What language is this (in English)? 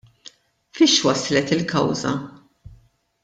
Maltese